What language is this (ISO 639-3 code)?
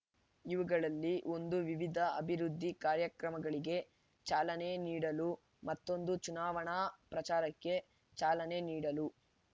kan